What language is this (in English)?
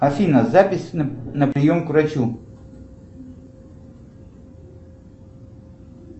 Russian